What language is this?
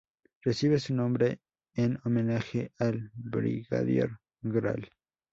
Spanish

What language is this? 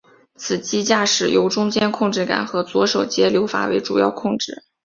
Chinese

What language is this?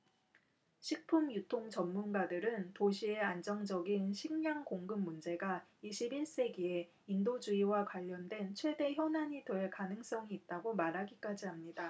Korean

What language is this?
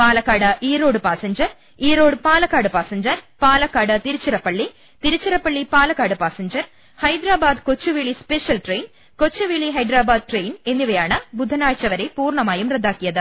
Malayalam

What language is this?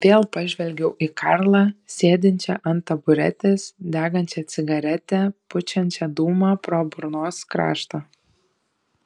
Lithuanian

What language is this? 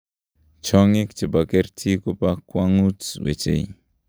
Kalenjin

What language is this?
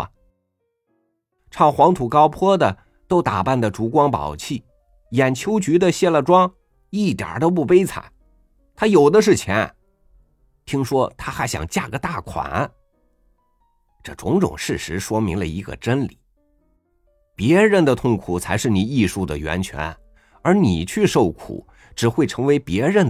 Chinese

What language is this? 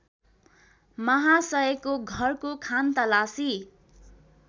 Nepali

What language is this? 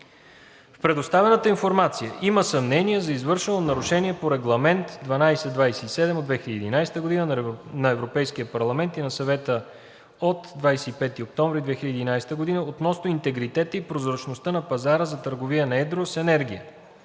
Bulgarian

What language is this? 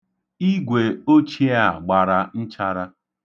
Igbo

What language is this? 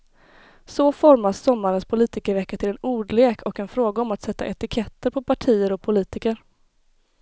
Swedish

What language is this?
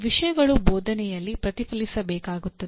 Kannada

